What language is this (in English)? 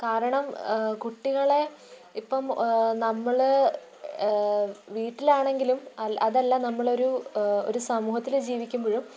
Malayalam